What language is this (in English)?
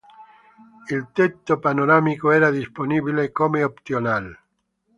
Italian